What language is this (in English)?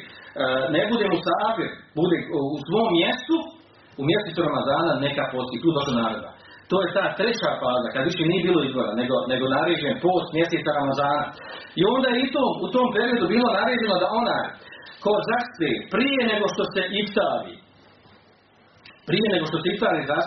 Croatian